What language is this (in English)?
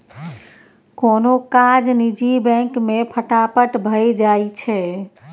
Maithili